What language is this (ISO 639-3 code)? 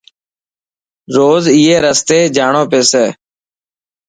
mki